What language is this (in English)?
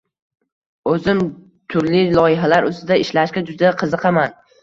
Uzbek